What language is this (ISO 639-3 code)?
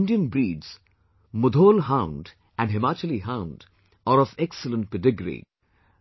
eng